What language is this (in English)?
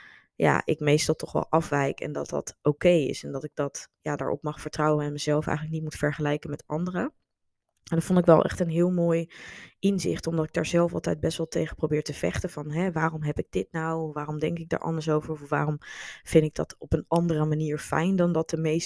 Dutch